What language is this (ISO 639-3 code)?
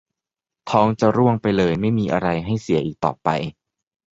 tha